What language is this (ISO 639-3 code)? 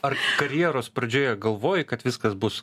lit